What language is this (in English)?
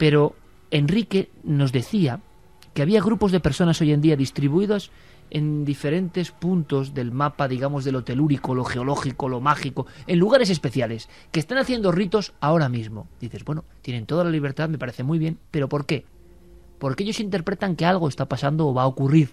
Spanish